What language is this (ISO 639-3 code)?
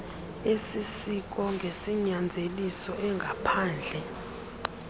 xho